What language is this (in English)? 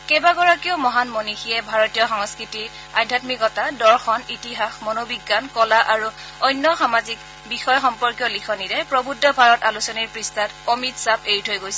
Assamese